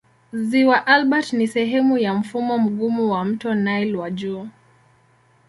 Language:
Swahili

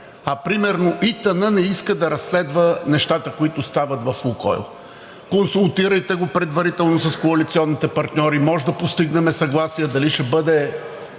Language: Bulgarian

